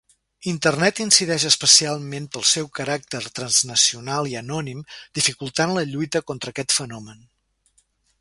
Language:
Catalan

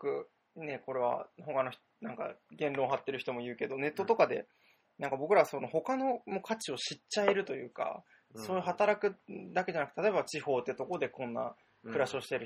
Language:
Japanese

